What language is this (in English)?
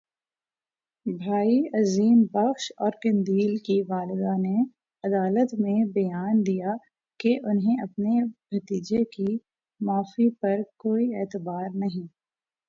Urdu